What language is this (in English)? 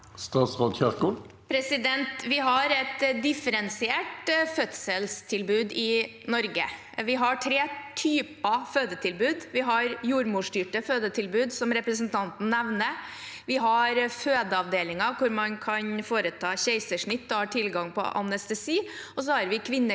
Norwegian